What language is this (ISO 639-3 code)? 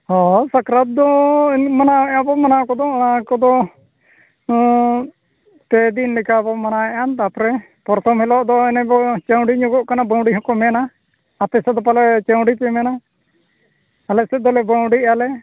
sat